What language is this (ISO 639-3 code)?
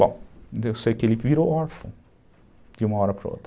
por